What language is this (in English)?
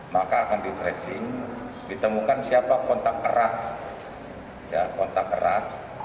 Indonesian